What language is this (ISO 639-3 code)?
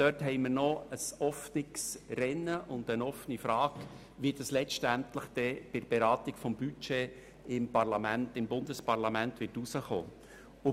gsw